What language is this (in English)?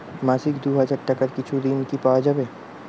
Bangla